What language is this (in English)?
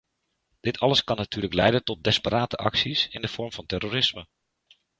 Dutch